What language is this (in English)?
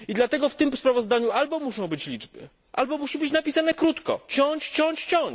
Polish